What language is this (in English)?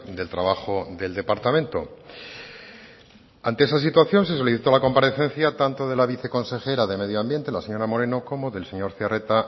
Spanish